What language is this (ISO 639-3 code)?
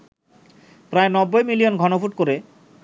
ben